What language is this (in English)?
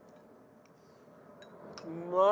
Japanese